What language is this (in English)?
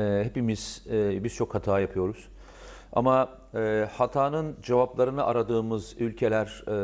Turkish